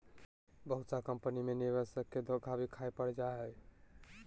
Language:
Magahi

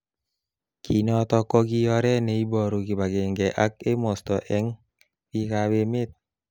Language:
Kalenjin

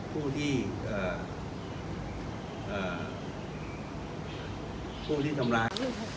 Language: Thai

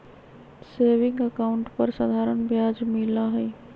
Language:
Magahi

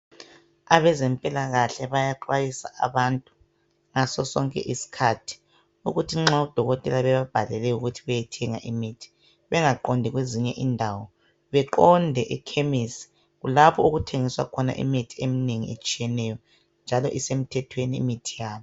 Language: North Ndebele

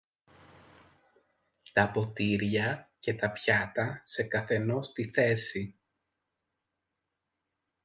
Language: Greek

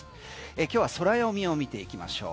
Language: Japanese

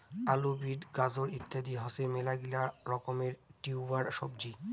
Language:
Bangla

